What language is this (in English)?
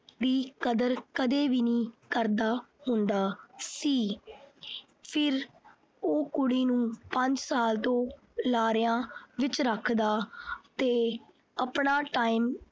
Punjabi